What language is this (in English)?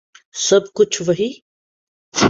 Urdu